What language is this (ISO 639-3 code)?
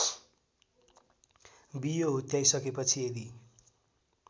nep